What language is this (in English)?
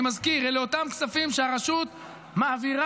Hebrew